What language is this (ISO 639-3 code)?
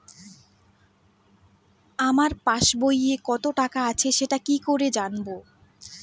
ben